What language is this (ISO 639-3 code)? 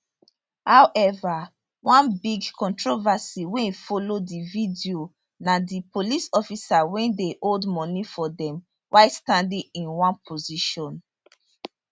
pcm